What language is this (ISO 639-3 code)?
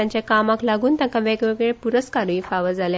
kok